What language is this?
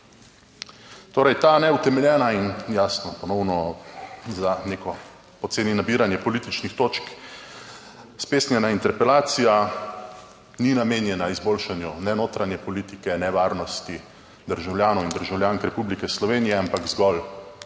Slovenian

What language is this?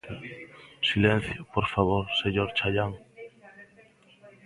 Galician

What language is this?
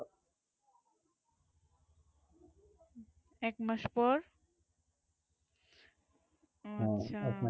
Bangla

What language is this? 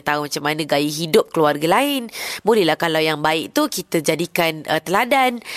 Malay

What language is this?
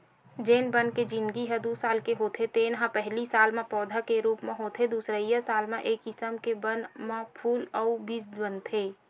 Chhattisgarhi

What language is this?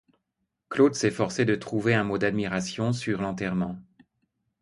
French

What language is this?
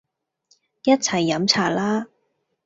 Cantonese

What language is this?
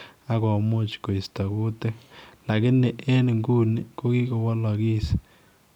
Kalenjin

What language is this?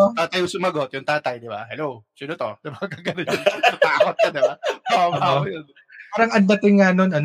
Filipino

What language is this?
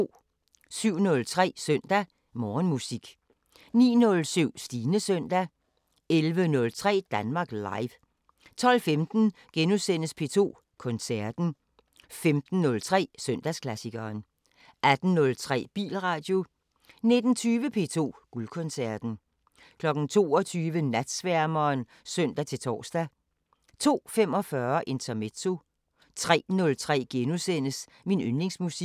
Danish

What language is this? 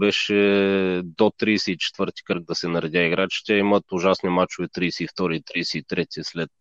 Bulgarian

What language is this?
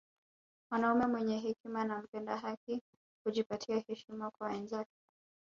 Swahili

